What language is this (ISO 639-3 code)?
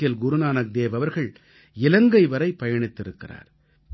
tam